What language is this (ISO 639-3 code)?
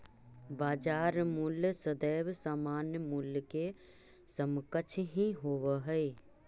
mag